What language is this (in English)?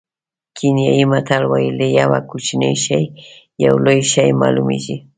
Pashto